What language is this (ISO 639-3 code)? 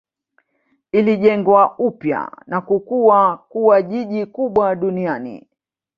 swa